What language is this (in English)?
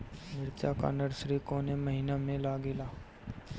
Bhojpuri